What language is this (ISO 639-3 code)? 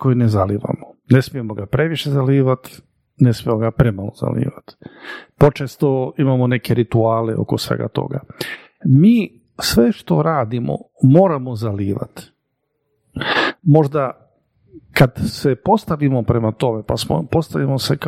hrv